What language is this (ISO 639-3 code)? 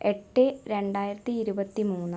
mal